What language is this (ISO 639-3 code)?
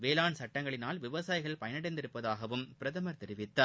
tam